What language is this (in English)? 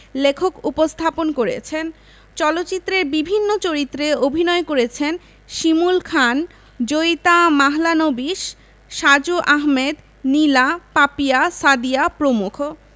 Bangla